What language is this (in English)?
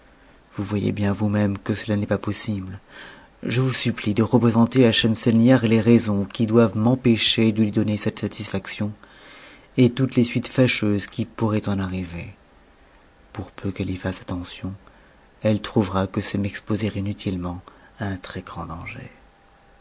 French